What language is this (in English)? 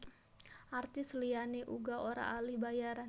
Javanese